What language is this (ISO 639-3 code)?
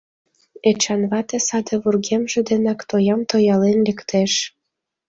chm